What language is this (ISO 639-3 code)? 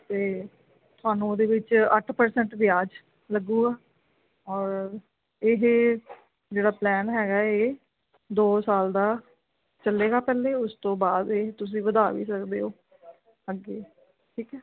pan